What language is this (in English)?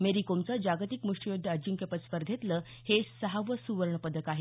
Marathi